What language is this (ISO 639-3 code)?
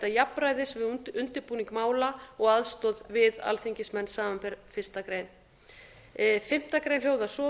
isl